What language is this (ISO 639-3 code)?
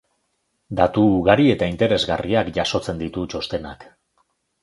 eus